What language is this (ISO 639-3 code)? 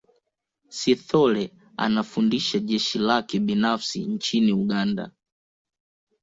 swa